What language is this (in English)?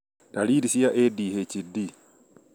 Kikuyu